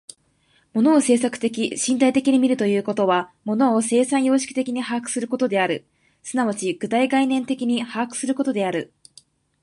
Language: Japanese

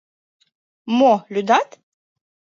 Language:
Mari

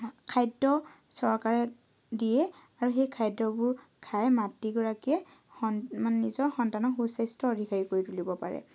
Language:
Assamese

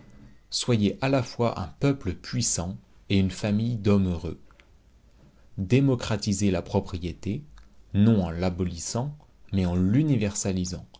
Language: French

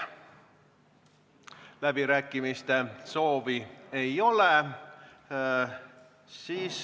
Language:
Estonian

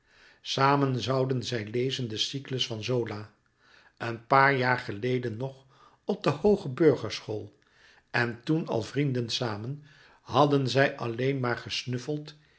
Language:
Dutch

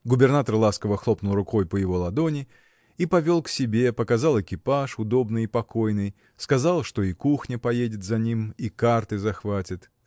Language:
Russian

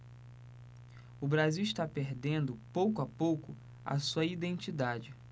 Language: Portuguese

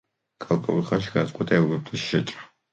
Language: Georgian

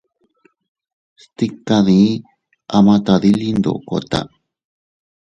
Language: Teutila Cuicatec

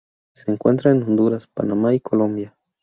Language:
Spanish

